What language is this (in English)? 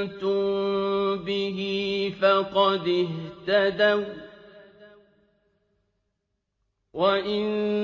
Arabic